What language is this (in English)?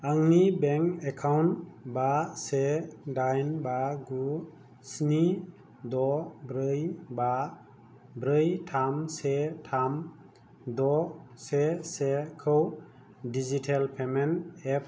Bodo